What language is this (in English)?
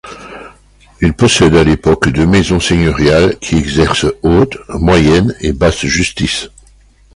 French